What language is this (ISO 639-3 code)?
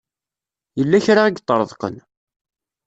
kab